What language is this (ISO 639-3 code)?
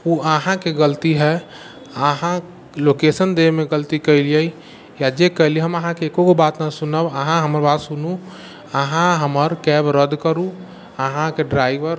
mai